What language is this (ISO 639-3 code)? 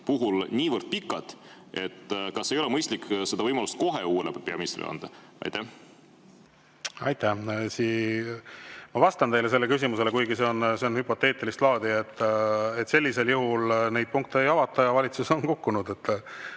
est